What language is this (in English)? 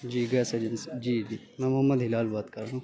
Urdu